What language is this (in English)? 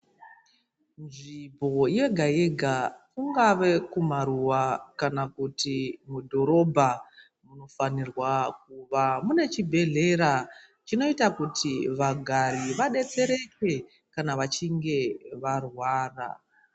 Ndau